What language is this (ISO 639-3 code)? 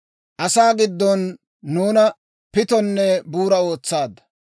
dwr